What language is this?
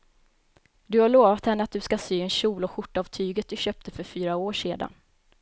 Swedish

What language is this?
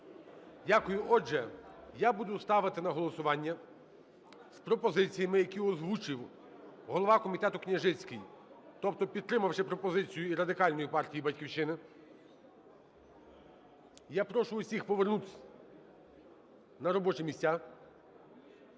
Ukrainian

